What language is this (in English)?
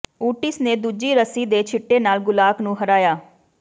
Punjabi